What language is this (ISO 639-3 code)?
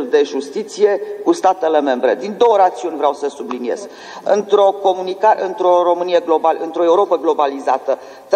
ron